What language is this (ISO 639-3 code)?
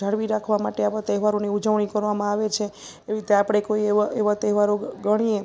guj